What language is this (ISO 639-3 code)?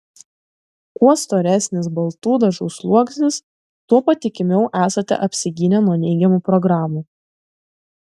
lit